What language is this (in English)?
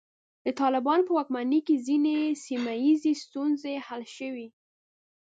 Pashto